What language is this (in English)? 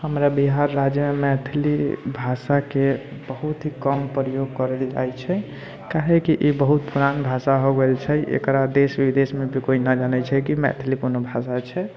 Maithili